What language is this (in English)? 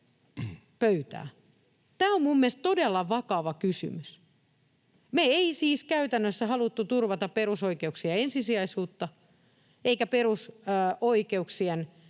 Finnish